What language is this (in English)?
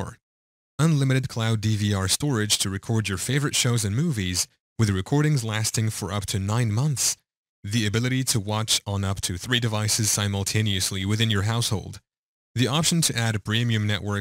English